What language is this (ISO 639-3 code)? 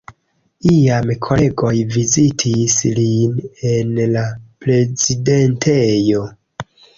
epo